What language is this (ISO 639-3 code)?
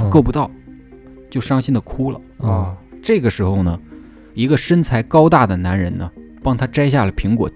zho